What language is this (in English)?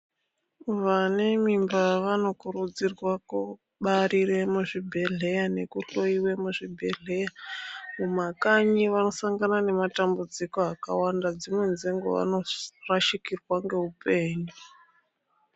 Ndau